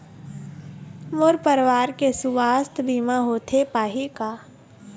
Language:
Chhattisgarhi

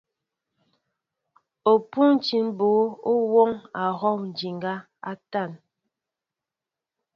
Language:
Mbo (Cameroon)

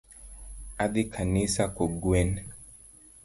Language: Luo (Kenya and Tanzania)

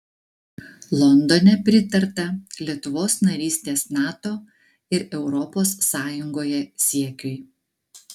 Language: Lithuanian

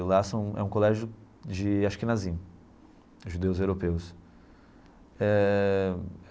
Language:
Portuguese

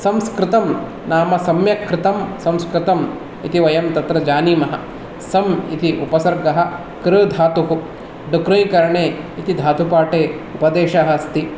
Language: Sanskrit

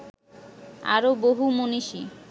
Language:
Bangla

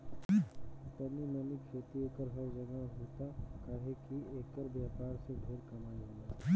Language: Bhojpuri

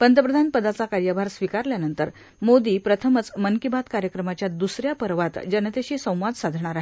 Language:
Marathi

